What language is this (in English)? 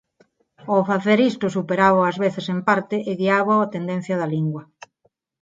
Galician